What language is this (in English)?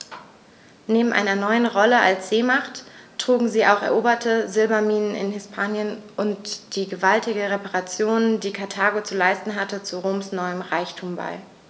German